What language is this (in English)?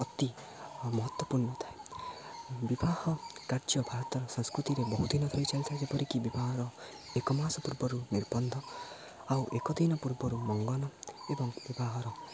Odia